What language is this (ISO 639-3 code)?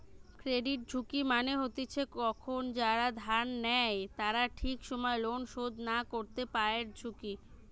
ben